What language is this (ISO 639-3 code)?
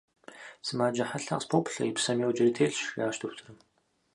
kbd